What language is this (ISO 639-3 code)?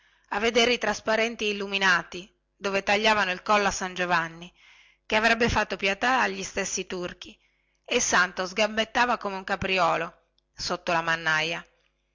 ita